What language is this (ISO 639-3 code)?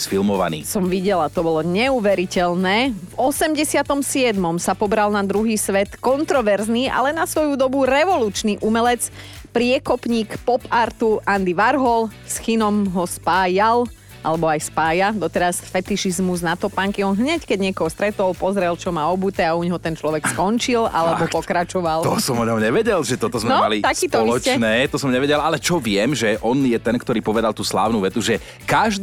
slk